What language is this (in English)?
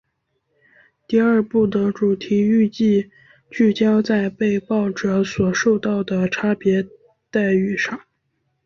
Chinese